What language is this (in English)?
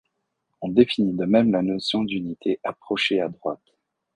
French